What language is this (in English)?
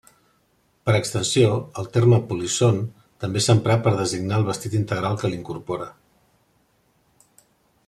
Catalan